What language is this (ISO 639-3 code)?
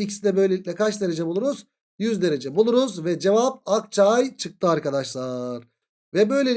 tur